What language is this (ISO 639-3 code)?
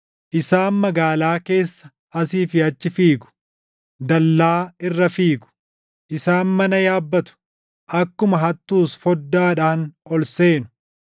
orm